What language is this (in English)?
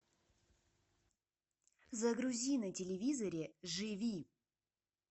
Russian